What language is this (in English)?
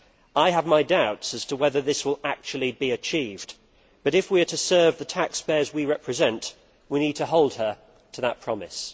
English